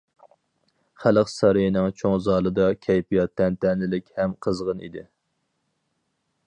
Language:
Uyghur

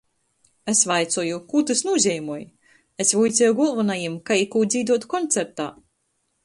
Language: Latgalian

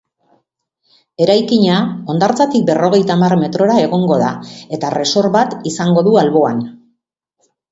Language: Basque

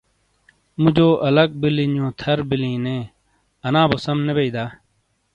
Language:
Shina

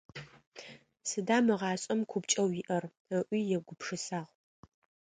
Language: Adyghe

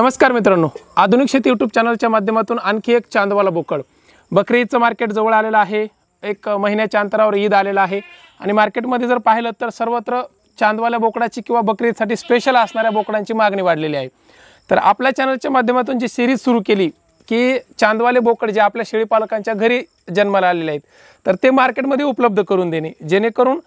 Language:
Romanian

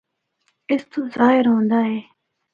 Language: Northern Hindko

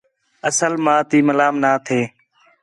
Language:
Khetrani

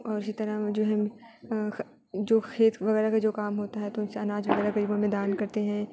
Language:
Urdu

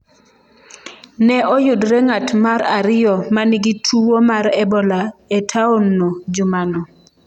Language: Luo (Kenya and Tanzania)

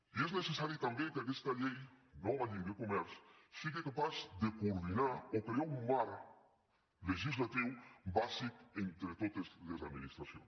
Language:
Catalan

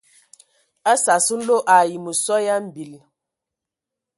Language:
Ewondo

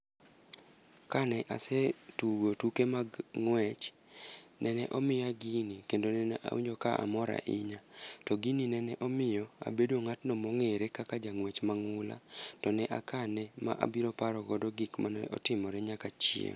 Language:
Luo (Kenya and Tanzania)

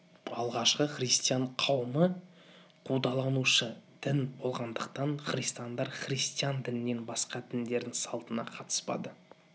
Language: Kazakh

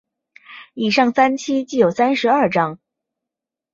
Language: Chinese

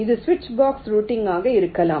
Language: Tamil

